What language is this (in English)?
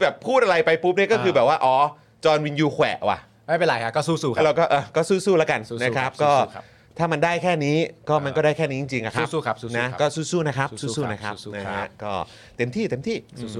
Thai